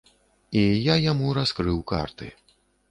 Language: Belarusian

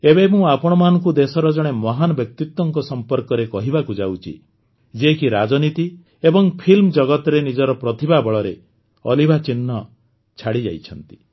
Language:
Odia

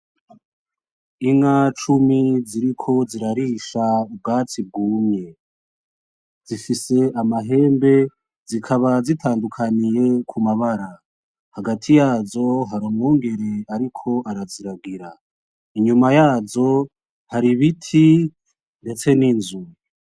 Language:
Rundi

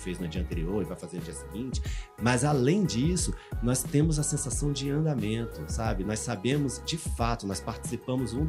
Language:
Portuguese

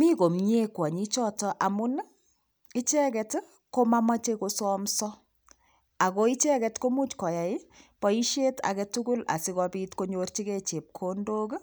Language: Kalenjin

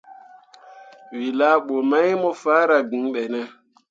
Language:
Mundang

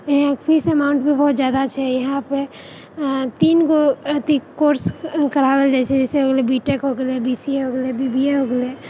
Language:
Maithili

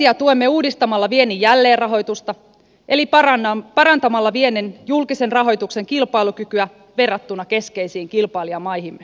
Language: Finnish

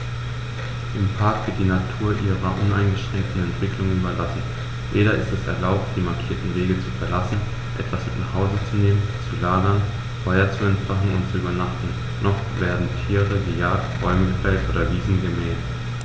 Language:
German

